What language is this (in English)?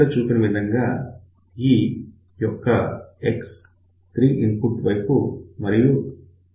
Telugu